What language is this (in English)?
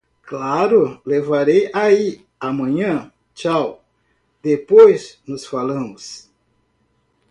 Portuguese